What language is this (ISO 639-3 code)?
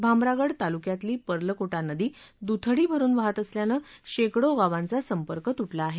mar